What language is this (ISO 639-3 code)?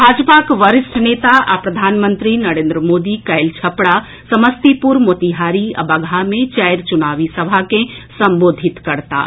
mai